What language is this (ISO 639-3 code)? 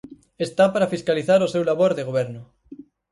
glg